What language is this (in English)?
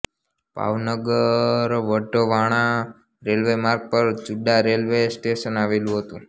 Gujarati